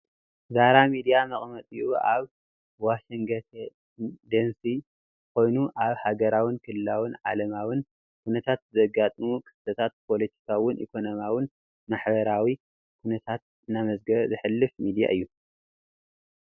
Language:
Tigrinya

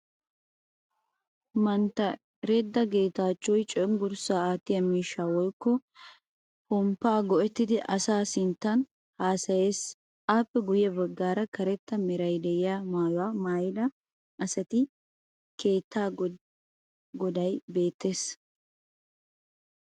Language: Wolaytta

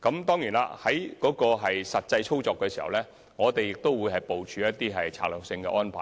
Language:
Cantonese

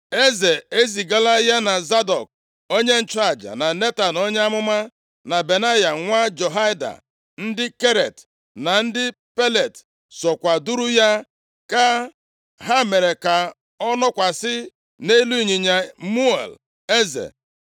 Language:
Igbo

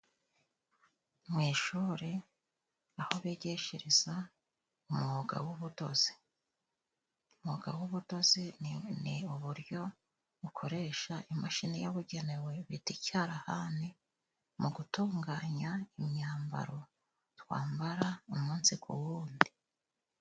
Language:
Kinyarwanda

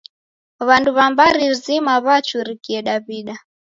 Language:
Taita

